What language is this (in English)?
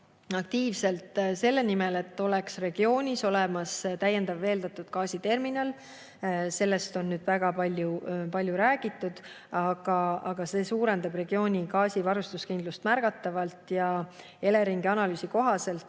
Estonian